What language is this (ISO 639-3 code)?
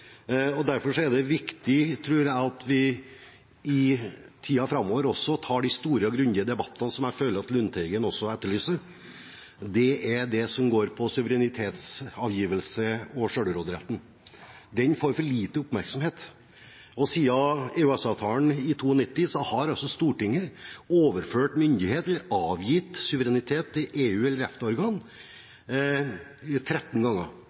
nob